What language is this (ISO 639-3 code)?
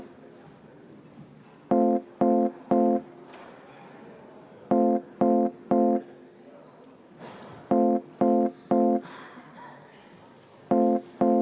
est